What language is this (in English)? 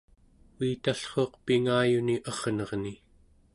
Central Yupik